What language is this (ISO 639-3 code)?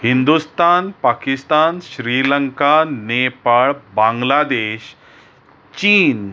kok